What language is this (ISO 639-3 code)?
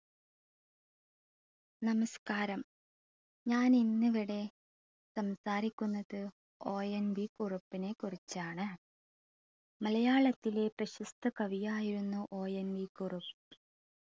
mal